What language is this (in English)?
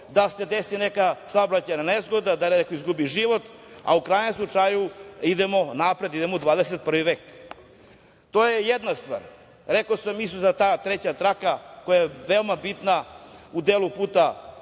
Serbian